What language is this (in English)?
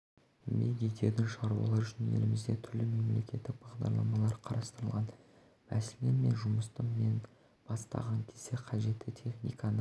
Kazakh